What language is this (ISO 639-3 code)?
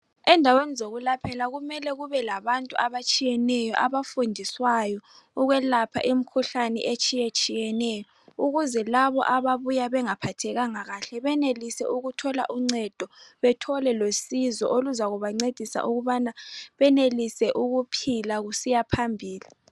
nde